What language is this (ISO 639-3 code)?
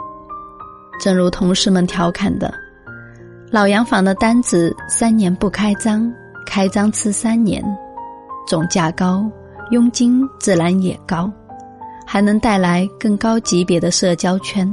zho